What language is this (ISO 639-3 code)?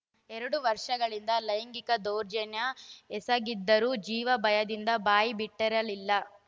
kan